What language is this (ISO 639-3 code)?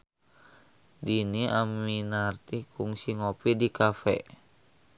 sun